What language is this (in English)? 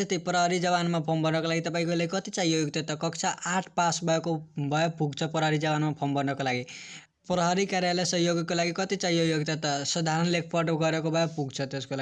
Hindi